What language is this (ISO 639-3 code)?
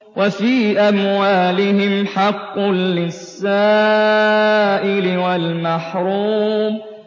ara